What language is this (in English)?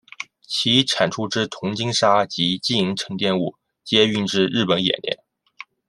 Chinese